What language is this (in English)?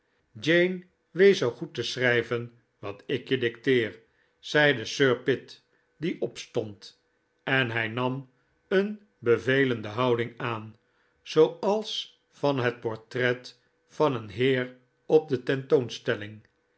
Dutch